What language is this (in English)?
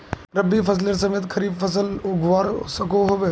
Magahi